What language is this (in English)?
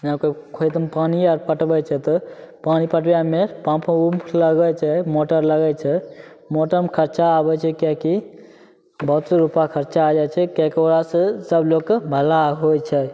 Maithili